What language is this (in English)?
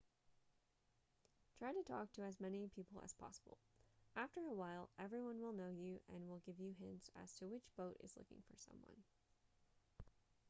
English